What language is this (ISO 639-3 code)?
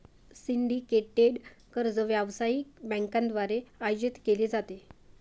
mar